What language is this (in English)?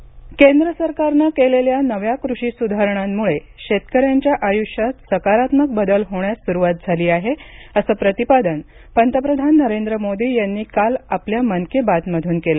Marathi